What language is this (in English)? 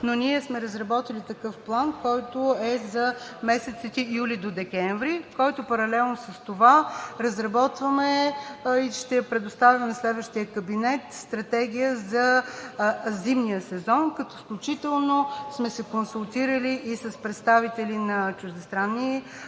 Bulgarian